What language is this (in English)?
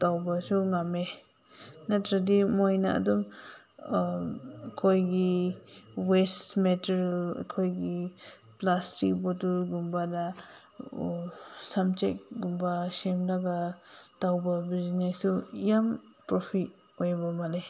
Manipuri